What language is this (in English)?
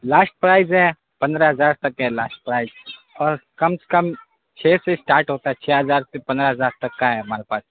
Urdu